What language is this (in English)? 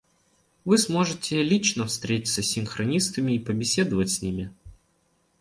Russian